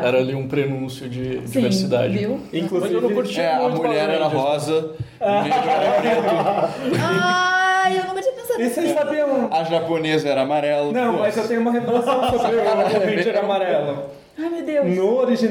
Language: Portuguese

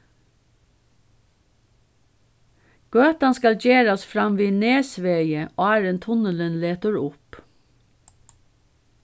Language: Faroese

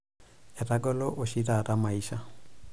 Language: Masai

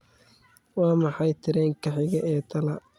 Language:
Somali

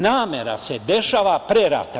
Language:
Serbian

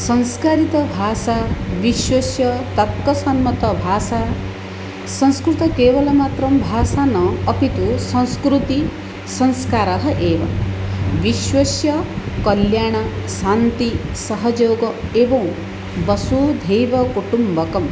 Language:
Sanskrit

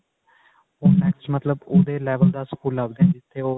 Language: Punjabi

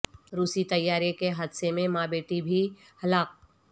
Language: Urdu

